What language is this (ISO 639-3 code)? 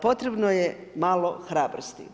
hrv